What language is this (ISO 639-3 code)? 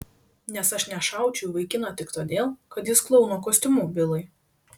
lit